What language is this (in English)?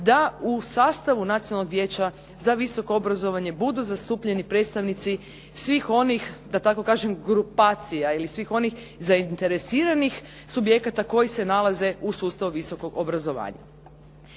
Croatian